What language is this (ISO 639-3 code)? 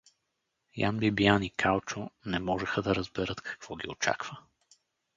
bul